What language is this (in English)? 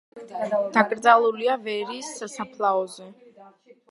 Georgian